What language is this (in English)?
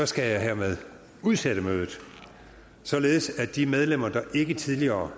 Danish